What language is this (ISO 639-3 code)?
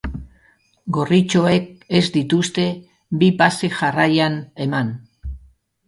eus